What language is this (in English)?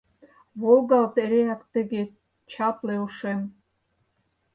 Mari